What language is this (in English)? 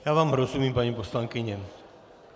Czech